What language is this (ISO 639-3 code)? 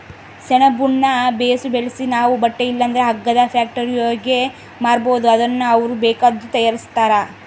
kan